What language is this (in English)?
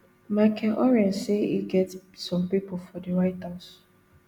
Nigerian Pidgin